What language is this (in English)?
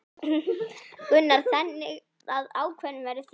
Icelandic